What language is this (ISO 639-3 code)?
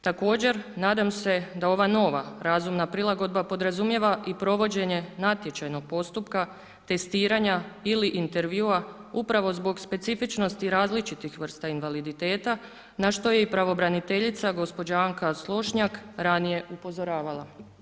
hrv